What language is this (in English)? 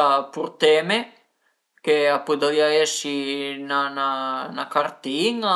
Piedmontese